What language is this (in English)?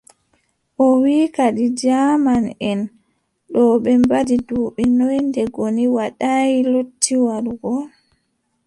Adamawa Fulfulde